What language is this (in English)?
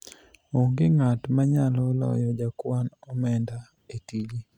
Luo (Kenya and Tanzania)